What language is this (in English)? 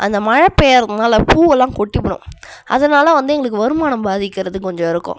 Tamil